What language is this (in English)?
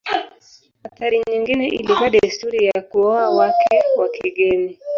Swahili